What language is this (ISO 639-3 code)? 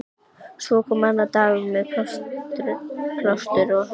isl